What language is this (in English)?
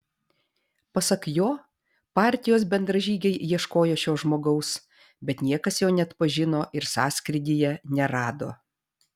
Lithuanian